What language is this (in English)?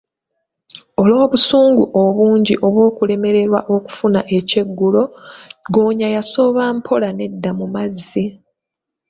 Ganda